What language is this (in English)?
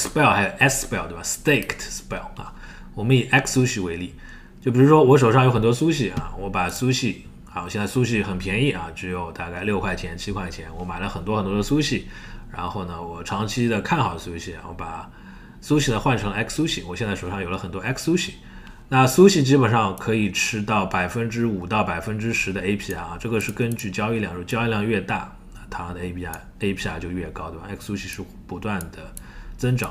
Chinese